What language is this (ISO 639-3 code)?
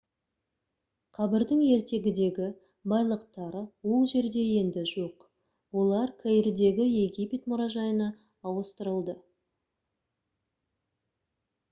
kaz